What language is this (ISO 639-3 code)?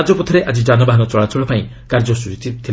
ori